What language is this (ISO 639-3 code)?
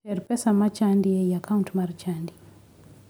luo